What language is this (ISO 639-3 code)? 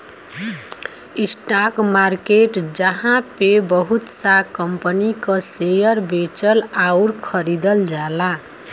bho